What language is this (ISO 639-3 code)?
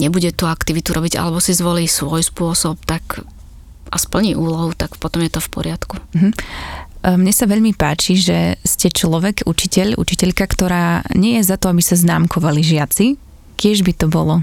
slk